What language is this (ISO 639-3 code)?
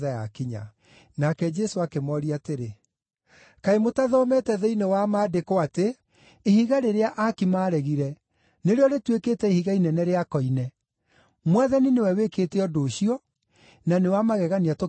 kik